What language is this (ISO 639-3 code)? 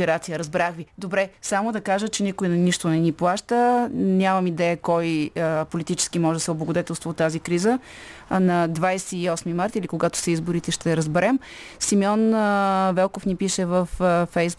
bul